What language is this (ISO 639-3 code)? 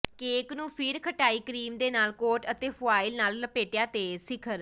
pan